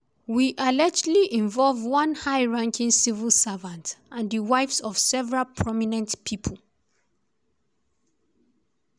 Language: Nigerian Pidgin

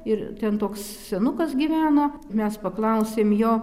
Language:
Lithuanian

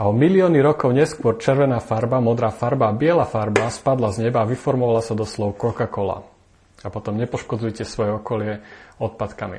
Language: Slovak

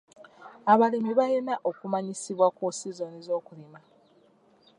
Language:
Ganda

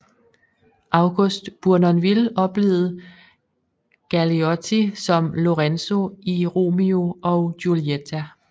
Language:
Danish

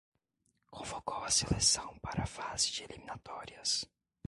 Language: Portuguese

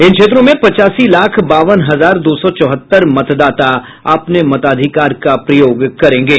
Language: Hindi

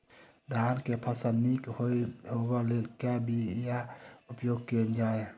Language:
Maithili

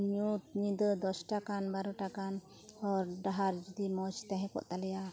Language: Santali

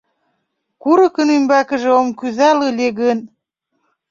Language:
Mari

